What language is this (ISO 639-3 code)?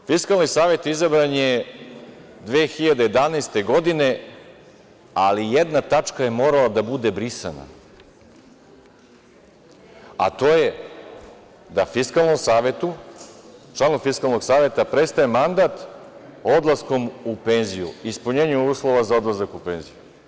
srp